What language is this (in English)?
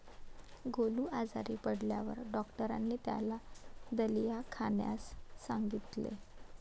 Marathi